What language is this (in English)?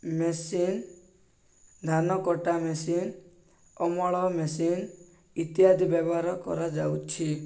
Odia